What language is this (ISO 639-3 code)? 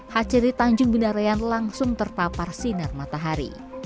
ind